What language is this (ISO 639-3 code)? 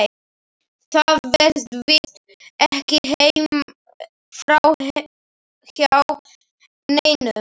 isl